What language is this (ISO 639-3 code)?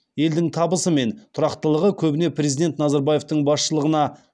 kaz